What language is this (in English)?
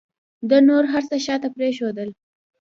Pashto